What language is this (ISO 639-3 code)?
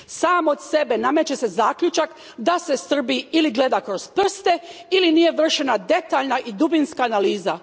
hrv